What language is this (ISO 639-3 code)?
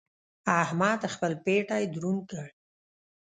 pus